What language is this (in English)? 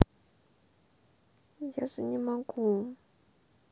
Russian